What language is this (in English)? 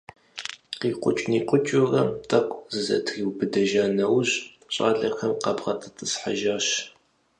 Kabardian